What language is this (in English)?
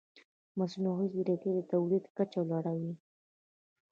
Pashto